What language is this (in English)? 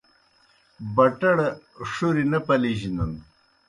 Kohistani Shina